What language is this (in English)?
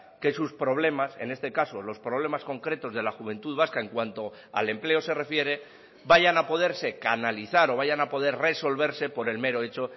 Spanish